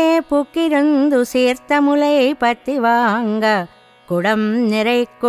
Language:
Telugu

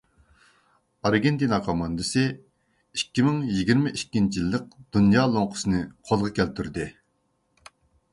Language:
Uyghur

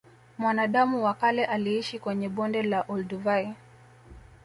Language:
Swahili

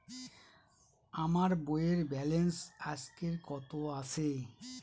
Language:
Bangla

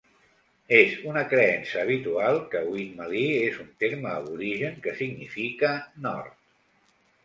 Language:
Catalan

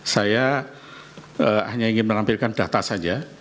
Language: Indonesian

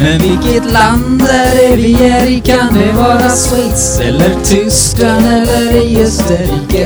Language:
Swedish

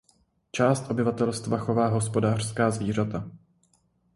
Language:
Czech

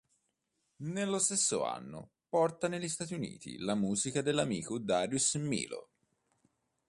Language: Italian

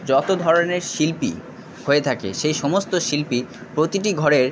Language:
Bangla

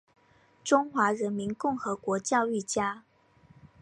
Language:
Chinese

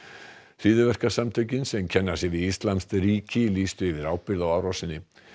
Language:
Icelandic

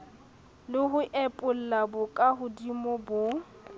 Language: Southern Sotho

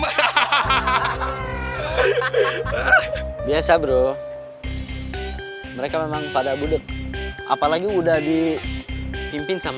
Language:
Indonesian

